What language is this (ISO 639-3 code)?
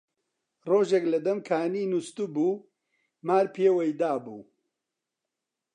ckb